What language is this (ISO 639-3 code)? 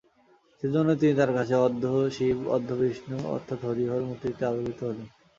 ben